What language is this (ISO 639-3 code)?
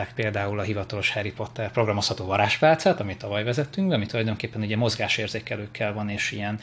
hun